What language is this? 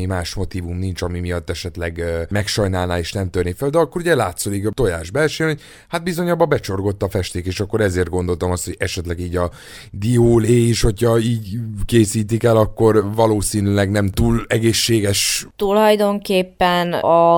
Hungarian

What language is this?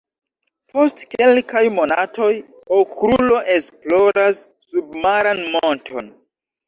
Esperanto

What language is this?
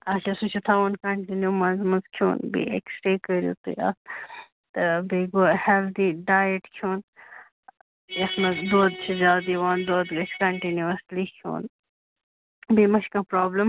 Kashmiri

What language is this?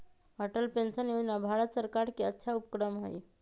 Magahi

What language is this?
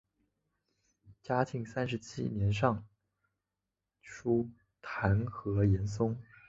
Chinese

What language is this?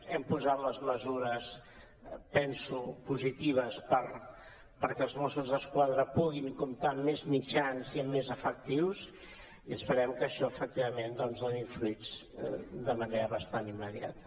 Catalan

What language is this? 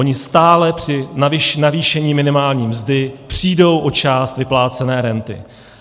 Czech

